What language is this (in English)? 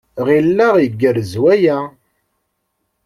Kabyle